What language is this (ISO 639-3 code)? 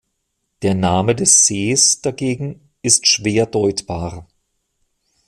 deu